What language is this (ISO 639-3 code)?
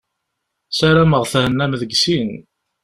kab